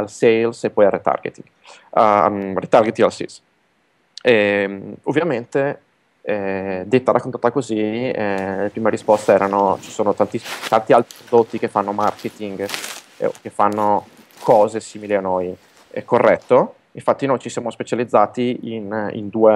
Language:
Italian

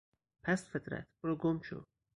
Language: Persian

